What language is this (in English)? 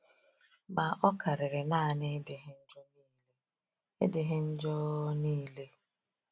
Igbo